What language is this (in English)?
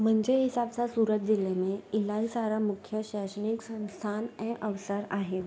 Sindhi